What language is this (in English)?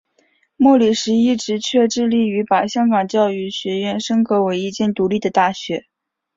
Chinese